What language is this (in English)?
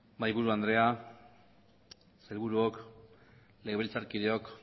Basque